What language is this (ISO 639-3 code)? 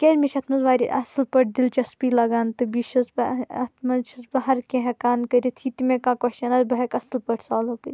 kas